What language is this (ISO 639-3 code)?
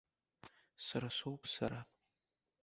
abk